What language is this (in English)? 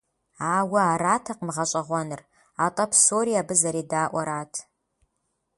Kabardian